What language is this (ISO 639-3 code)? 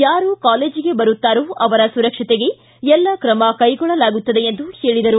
kan